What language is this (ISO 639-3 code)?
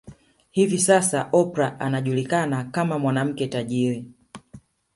swa